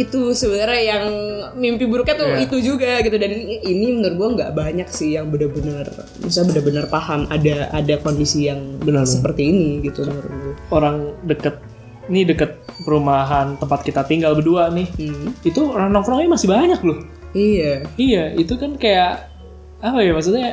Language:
Indonesian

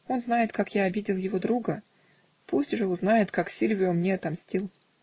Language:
Russian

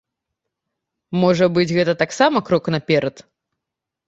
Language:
Belarusian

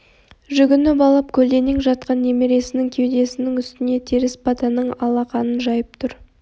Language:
Kazakh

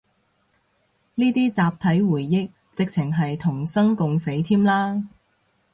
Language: Cantonese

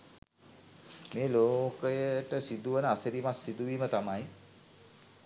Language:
Sinhala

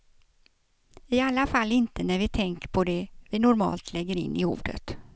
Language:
Swedish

